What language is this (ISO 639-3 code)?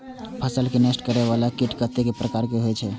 mai